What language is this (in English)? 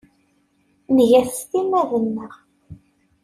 Kabyle